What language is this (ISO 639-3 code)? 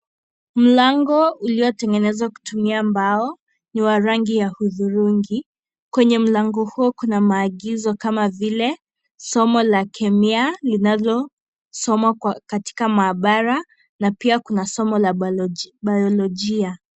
swa